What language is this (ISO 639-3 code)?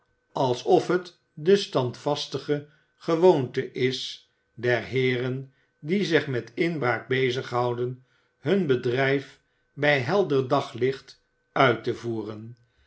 nld